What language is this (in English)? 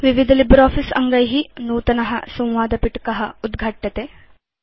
Sanskrit